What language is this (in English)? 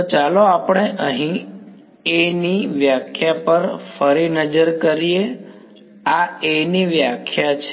Gujarati